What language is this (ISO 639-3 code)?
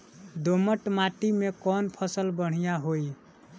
bho